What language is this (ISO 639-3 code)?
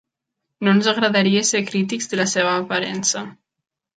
cat